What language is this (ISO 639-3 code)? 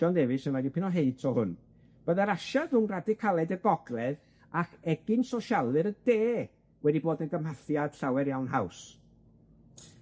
cym